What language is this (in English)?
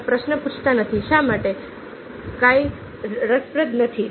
Gujarati